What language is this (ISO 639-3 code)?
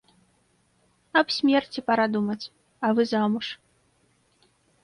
bel